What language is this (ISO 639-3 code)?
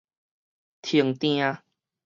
nan